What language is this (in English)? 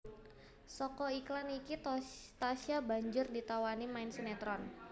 Javanese